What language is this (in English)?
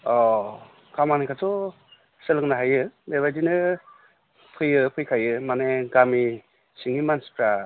Bodo